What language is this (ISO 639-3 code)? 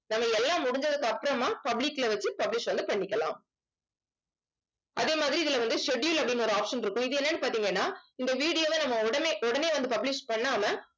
tam